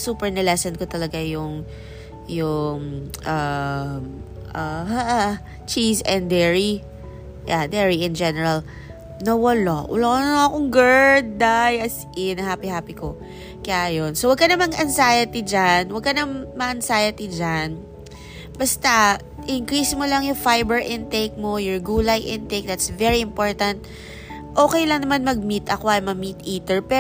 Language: Filipino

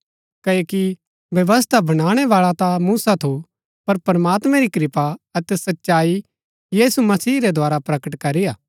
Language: Gaddi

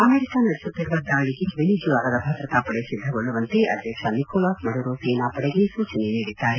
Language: Kannada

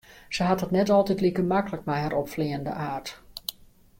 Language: Western Frisian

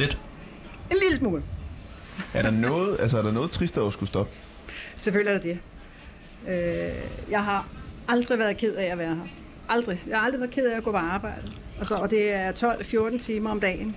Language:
Danish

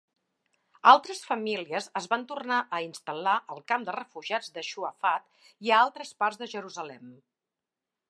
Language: Catalan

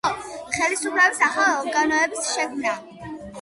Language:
Georgian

